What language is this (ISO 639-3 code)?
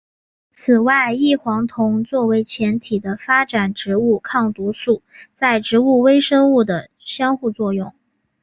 zho